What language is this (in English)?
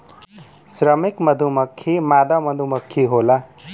Bhojpuri